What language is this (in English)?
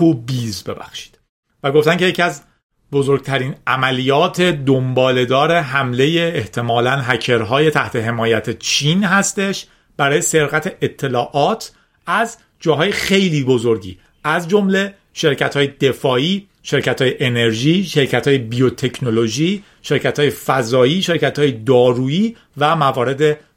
Persian